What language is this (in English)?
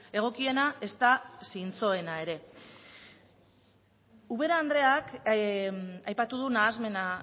Basque